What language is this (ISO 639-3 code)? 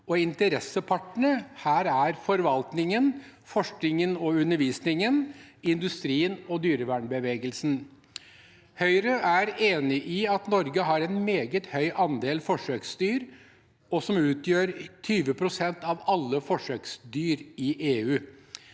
nor